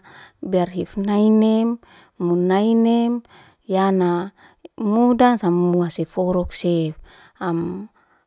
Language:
Liana-Seti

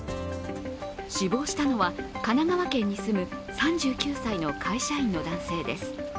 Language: Japanese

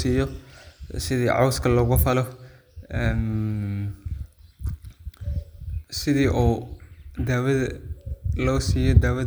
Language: Somali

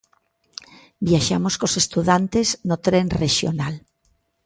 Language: Galician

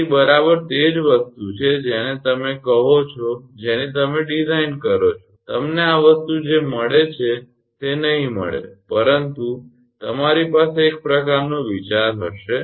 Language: Gujarati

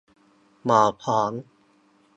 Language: Thai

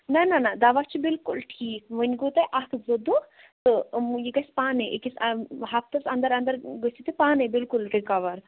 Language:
Kashmiri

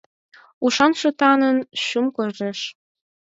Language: Mari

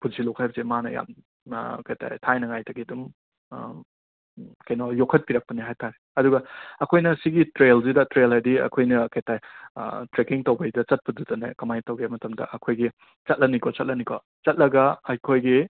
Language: Manipuri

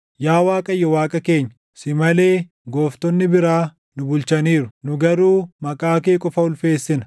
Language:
Oromo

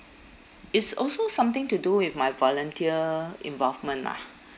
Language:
English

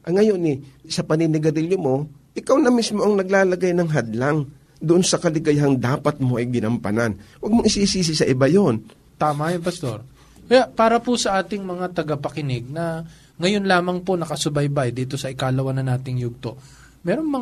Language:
Filipino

